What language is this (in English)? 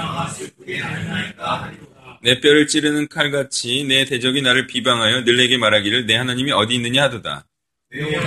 Korean